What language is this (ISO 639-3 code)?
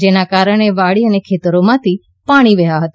guj